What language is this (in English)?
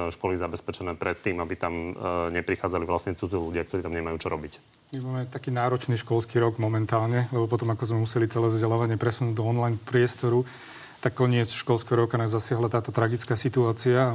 Slovak